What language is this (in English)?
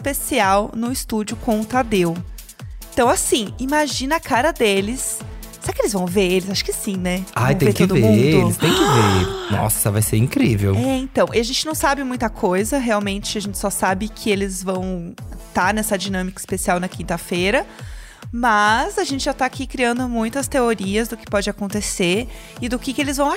Portuguese